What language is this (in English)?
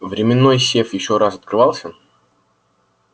Russian